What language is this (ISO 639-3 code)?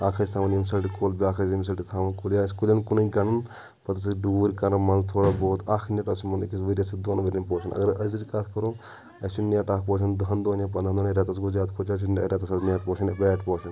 kas